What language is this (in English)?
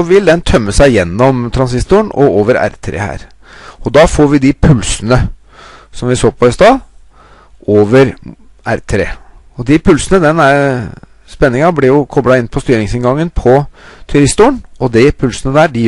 Norwegian